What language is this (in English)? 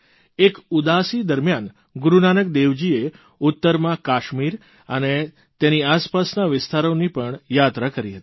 Gujarati